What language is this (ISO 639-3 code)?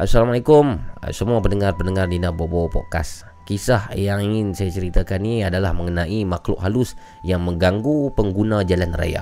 msa